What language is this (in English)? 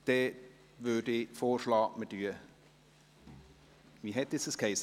Swiss German